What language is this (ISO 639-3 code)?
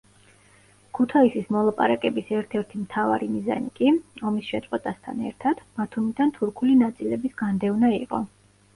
kat